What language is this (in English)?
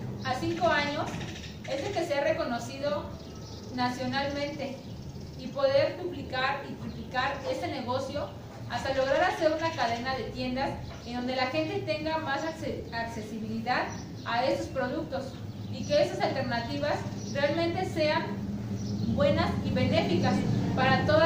Spanish